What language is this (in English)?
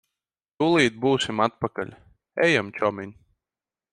Latvian